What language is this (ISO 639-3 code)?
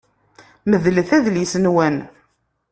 kab